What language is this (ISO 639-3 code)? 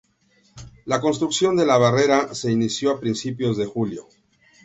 spa